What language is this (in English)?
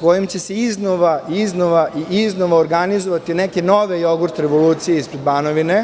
Serbian